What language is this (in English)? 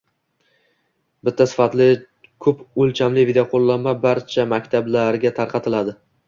Uzbek